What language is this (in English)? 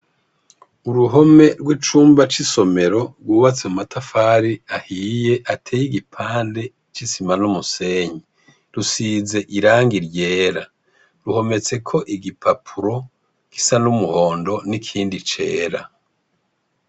Rundi